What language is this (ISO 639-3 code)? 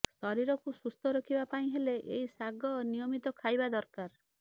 ori